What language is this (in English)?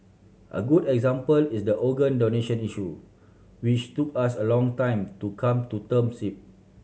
English